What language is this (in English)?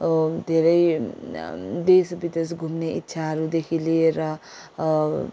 Nepali